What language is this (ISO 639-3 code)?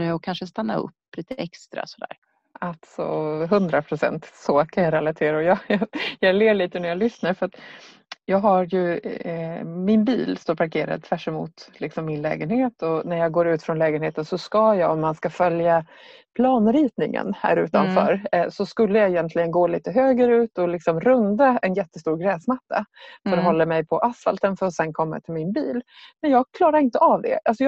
swe